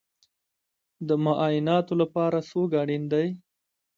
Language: Pashto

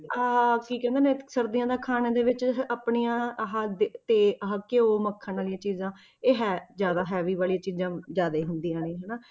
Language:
Punjabi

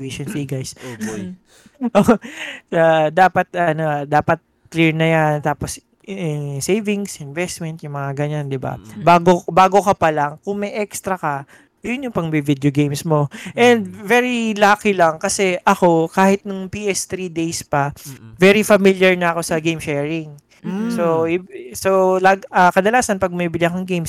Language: Filipino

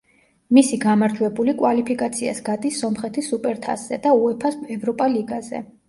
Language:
Georgian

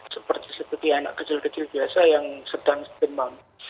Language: Indonesian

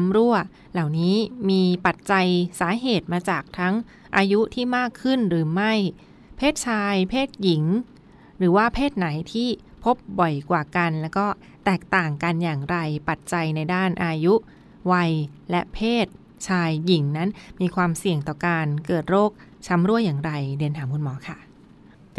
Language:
Thai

